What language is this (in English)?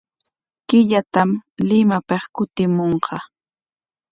Corongo Ancash Quechua